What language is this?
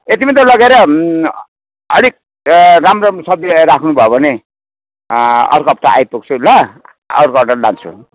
Nepali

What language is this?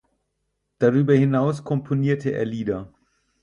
German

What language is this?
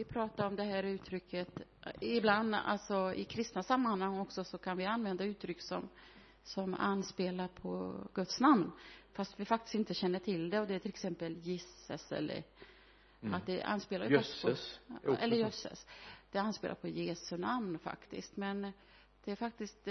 Swedish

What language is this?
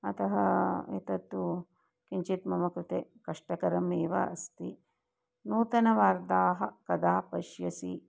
Sanskrit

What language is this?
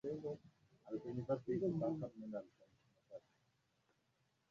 Swahili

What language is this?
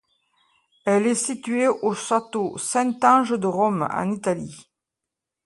French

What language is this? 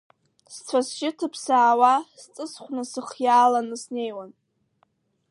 Abkhazian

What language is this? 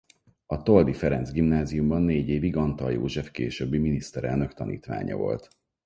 Hungarian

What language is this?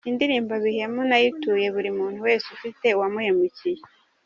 Kinyarwanda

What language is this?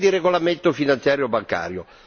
Italian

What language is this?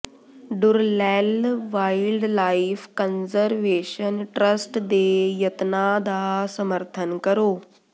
Punjabi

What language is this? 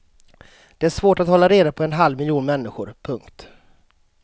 Swedish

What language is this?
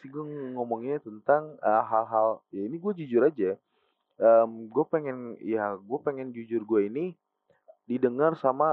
Indonesian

